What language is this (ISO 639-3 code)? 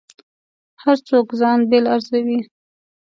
pus